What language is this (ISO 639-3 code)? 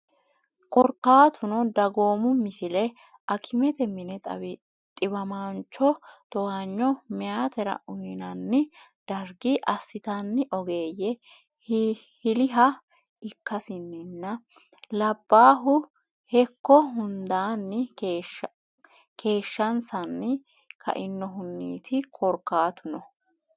sid